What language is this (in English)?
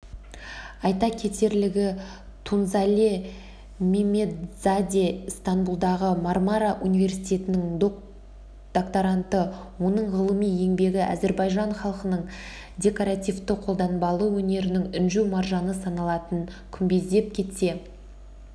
Kazakh